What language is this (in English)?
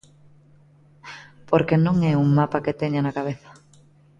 Galician